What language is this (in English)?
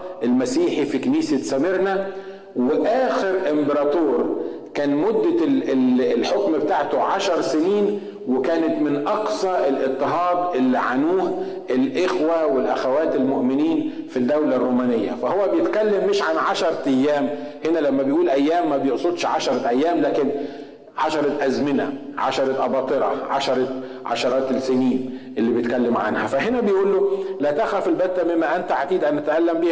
Arabic